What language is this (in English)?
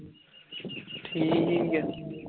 Punjabi